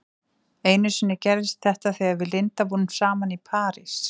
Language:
Icelandic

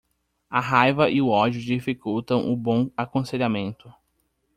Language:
Portuguese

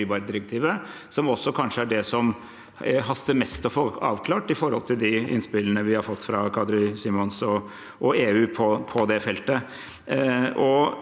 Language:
Norwegian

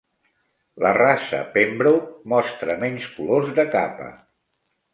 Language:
Catalan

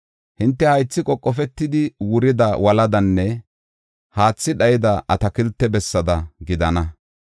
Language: Gofa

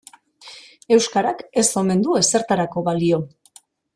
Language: Basque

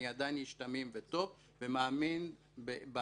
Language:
Hebrew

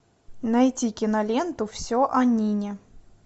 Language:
Russian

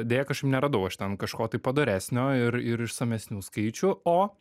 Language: Lithuanian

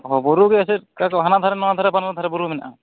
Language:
Santali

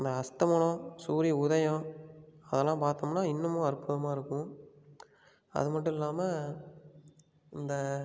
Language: Tamil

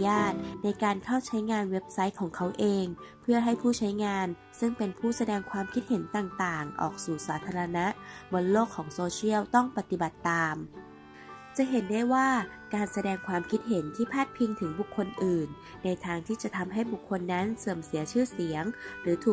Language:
Thai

